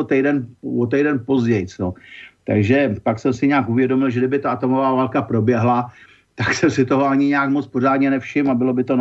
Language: Czech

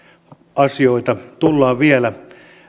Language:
Finnish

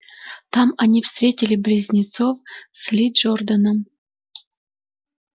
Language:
Russian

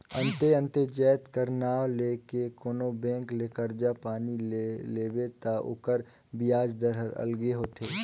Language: Chhattisgarhi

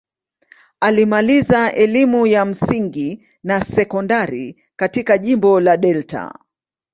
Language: Swahili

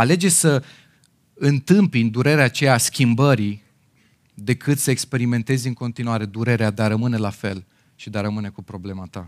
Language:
Romanian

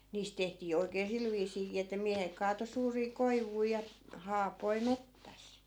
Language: Finnish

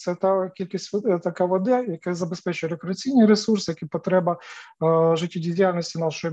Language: Ukrainian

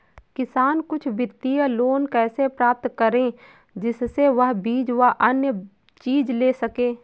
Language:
Hindi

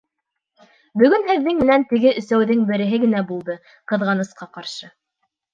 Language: Bashkir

